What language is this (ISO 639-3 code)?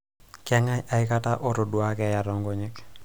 mas